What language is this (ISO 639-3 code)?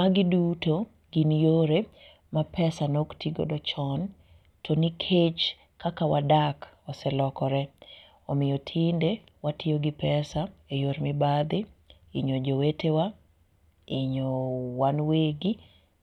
luo